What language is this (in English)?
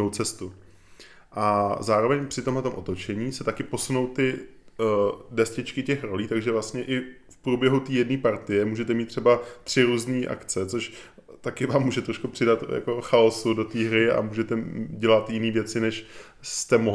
Czech